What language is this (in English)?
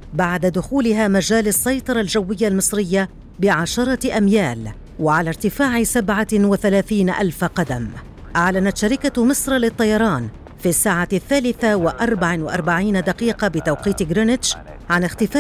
Arabic